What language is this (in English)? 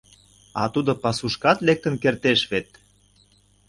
Mari